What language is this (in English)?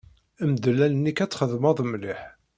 Kabyle